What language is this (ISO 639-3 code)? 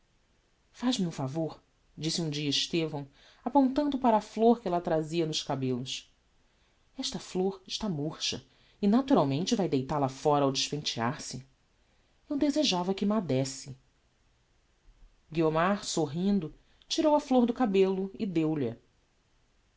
por